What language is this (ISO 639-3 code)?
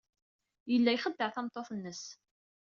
kab